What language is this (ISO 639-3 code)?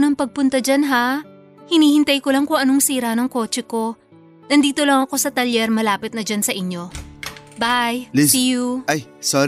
fil